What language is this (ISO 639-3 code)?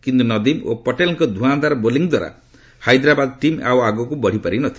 ori